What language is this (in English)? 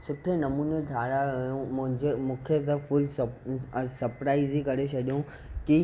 Sindhi